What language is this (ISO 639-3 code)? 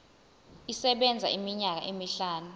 zul